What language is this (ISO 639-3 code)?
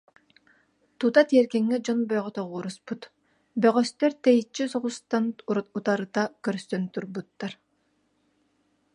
sah